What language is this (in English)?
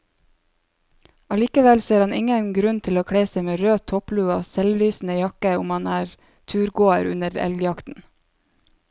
Norwegian